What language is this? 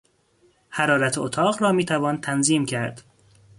Persian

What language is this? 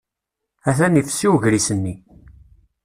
Kabyle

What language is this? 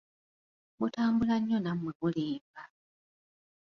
Ganda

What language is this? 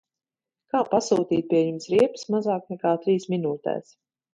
Latvian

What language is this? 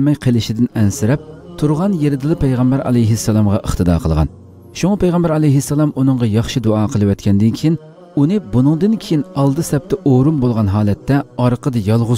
Turkish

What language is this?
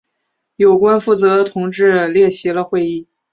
Chinese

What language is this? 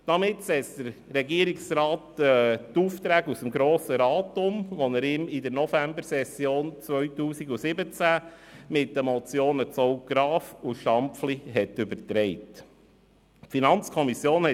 Swiss German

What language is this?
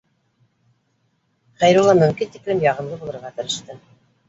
Bashkir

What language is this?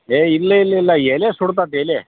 Kannada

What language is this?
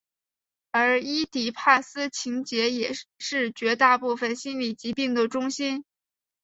Chinese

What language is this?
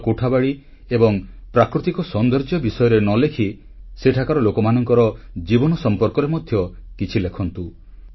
Odia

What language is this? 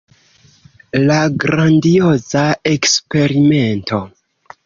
Esperanto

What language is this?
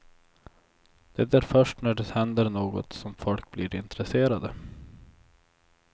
Swedish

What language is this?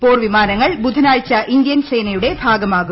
Malayalam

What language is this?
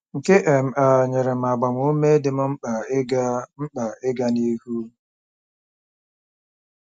Igbo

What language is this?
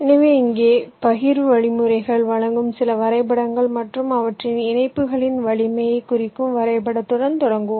Tamil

